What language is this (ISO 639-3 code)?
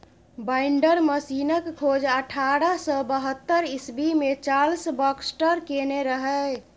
mai